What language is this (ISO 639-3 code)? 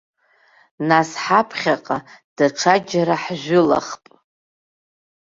abk